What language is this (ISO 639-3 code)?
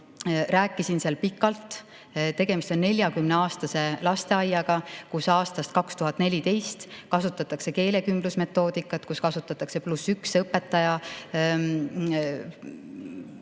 est